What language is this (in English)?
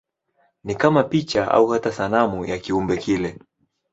Swahili